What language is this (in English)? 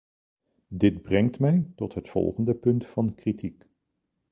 Dutch